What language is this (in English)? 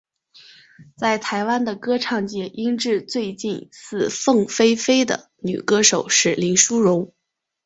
Chinese